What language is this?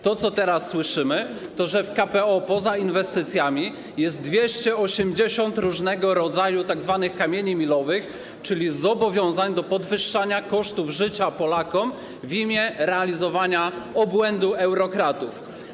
Polish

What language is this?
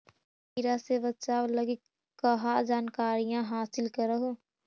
Magahi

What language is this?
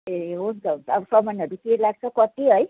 Nepali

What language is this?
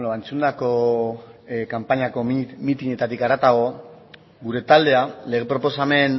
Basque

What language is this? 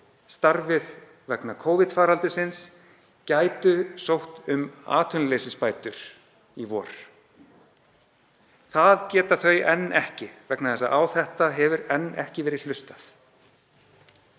Icelandic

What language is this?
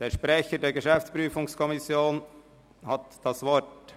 Swiss German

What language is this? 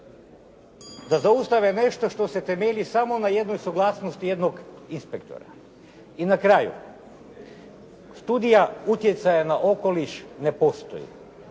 Croatian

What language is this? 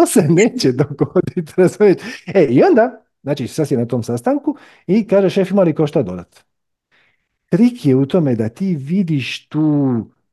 Croatian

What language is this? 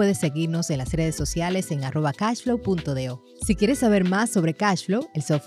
Spanish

